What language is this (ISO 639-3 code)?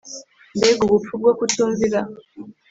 kin